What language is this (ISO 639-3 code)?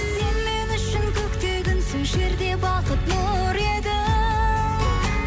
kaz